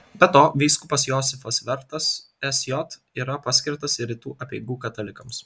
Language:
Lithuanian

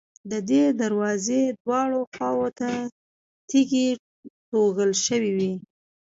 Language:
Pashto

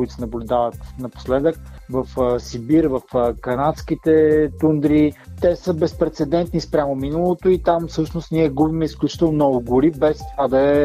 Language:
Bulgarian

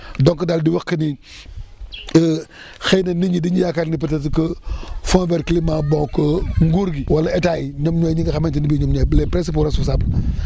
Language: Wolof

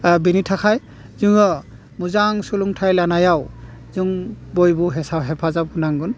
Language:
Bodo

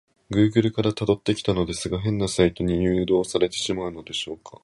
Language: Japanese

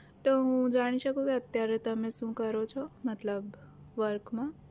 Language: Gujarati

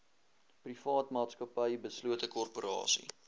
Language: Afrikaans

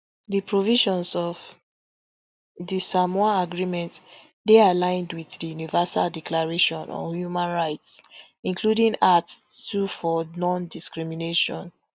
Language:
Nigerian Pidgin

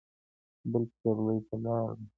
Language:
Pashto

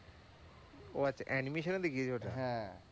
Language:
Bangla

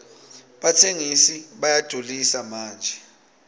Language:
Swati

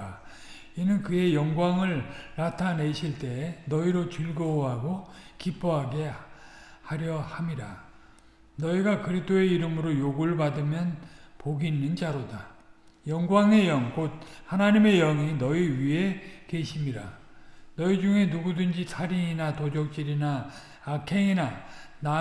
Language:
Korean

